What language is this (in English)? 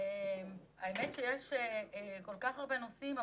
Hebrew